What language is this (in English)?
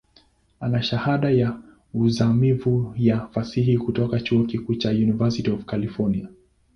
Swahili